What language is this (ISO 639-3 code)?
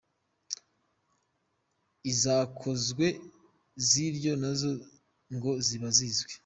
kin